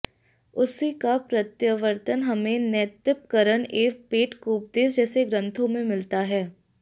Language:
Sanskrit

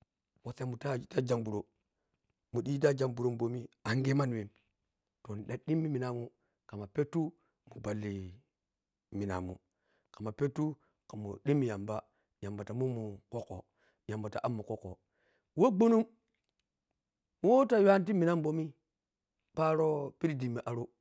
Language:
Piya-Kwonci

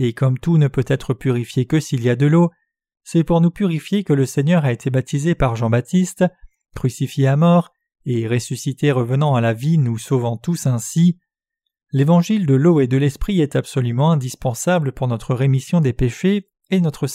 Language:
French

